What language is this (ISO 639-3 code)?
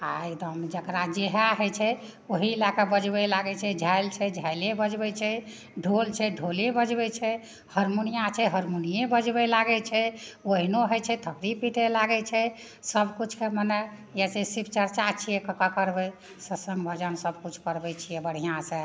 mai